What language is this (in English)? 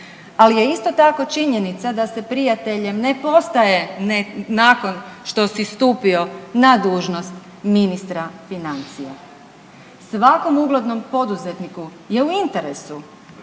Croatian